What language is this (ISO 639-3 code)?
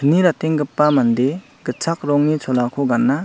grt